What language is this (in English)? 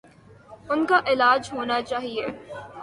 Urdu